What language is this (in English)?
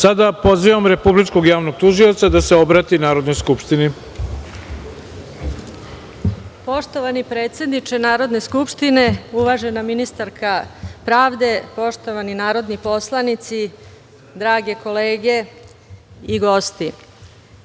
Serbian